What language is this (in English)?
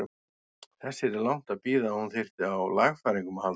Icelandic